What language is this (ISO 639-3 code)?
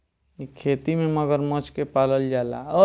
bho